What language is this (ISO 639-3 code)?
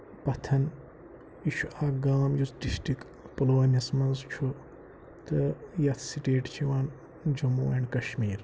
kas